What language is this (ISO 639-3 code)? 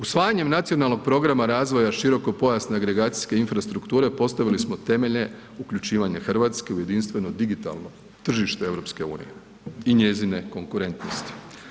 hrv